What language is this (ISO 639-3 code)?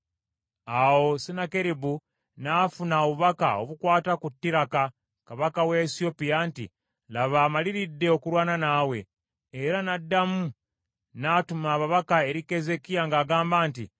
lug